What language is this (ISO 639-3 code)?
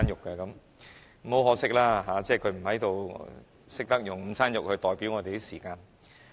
yue